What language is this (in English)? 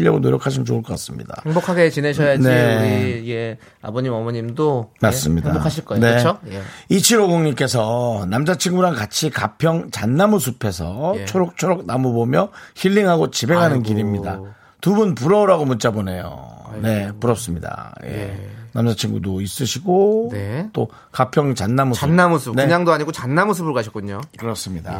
Korean